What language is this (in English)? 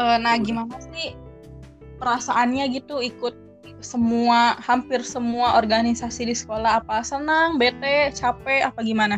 Indonesian